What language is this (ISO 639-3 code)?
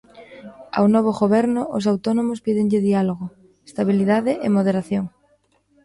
glg